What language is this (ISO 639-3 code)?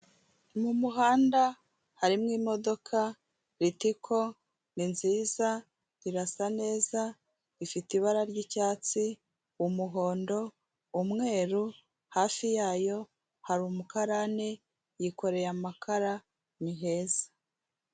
kin